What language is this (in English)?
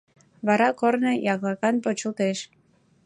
Mari